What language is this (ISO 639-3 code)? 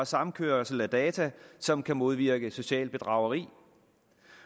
dan